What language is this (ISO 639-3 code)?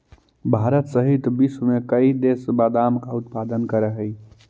mag